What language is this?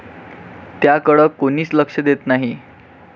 Marathi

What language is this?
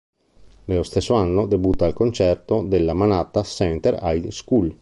Italian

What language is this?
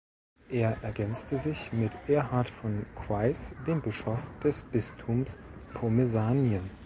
German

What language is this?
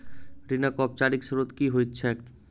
Maithili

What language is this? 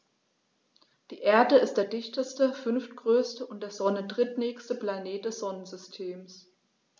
German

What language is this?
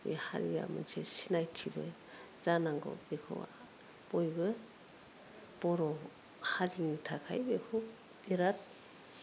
Bodo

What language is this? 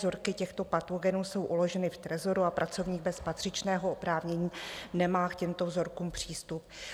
Czech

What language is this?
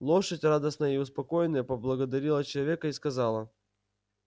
Russian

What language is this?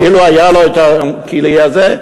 Hebrew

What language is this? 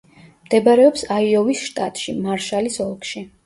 Georgian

